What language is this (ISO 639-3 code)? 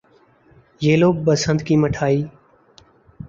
urd